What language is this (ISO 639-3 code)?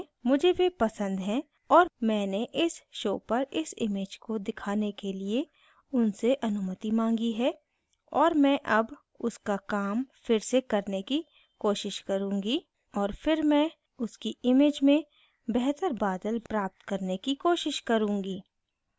hin